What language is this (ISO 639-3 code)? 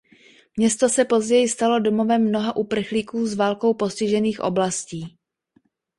ces